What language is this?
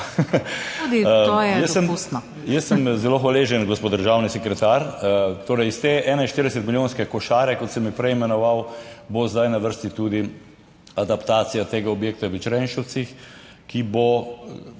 Slovenian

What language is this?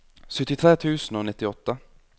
Norwegian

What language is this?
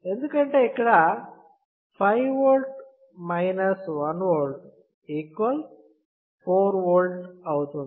Telugu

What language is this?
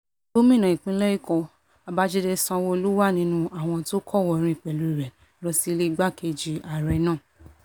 Yoruba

